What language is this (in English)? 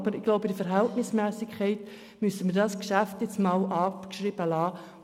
Swiss German